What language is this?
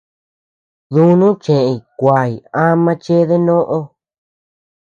Tepeuxila Cuicatec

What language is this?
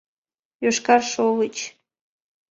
Mari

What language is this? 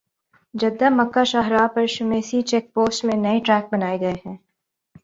Urdu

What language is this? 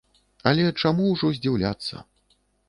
Belarusian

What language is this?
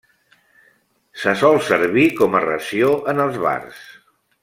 Catalan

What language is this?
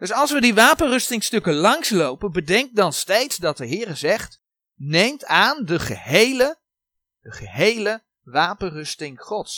Dutch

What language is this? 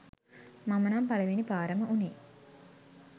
Sinhala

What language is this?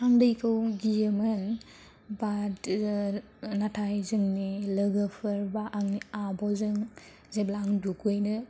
Bodo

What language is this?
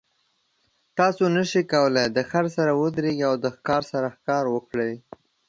Pashto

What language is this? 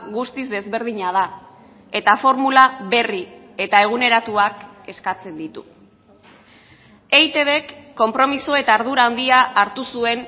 Basque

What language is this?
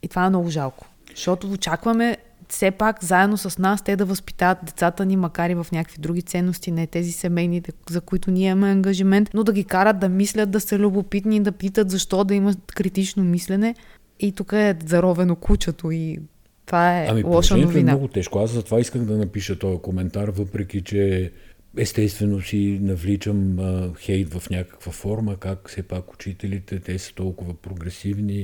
Bulgarian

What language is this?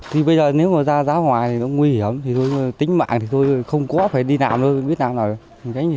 Vietnamese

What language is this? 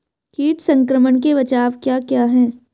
Hindi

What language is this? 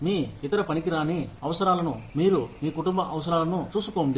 Telugu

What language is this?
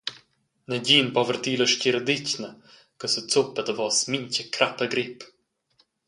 Romansh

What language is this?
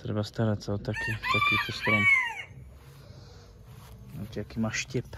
Czech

